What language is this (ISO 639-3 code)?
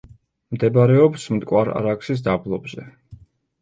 kat